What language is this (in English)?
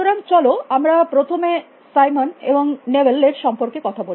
Bangla